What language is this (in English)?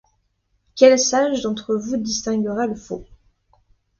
French